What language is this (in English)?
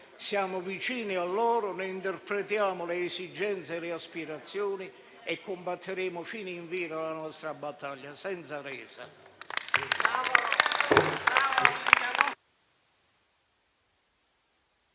Italian